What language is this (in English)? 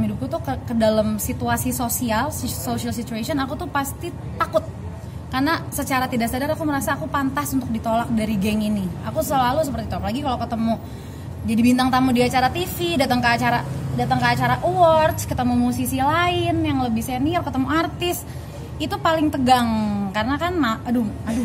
Indonesian